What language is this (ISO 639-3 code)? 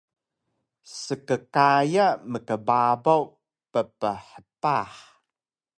trv